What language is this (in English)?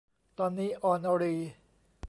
Thai